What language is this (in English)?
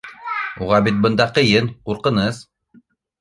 Bashkir